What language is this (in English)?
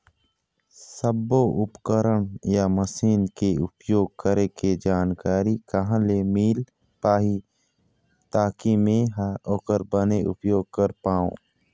Chhattisgarhi